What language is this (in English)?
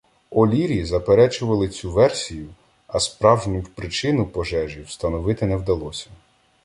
Ukrainian